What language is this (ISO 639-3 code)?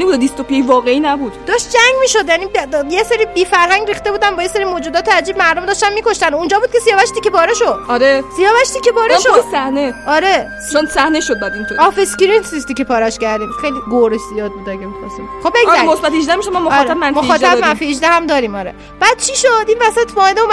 fas